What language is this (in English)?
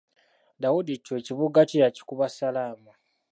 Ganda